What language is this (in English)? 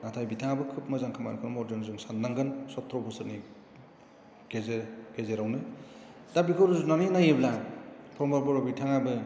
Bodo